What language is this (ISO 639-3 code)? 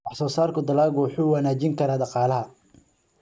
som